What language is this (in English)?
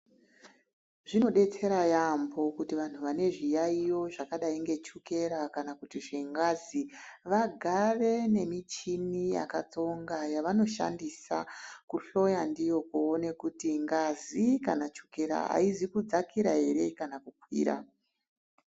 Ndau